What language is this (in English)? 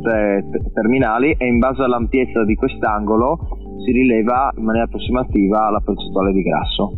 Italian